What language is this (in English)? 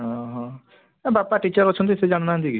Odia